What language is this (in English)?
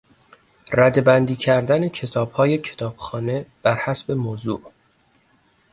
Persian